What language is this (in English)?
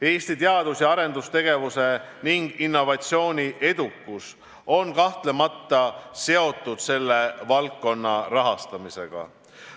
Estonian